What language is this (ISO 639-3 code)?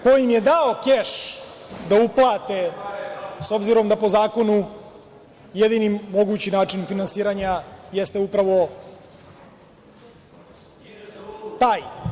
srp